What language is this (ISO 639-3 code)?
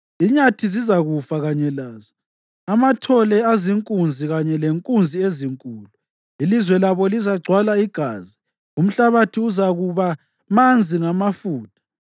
nde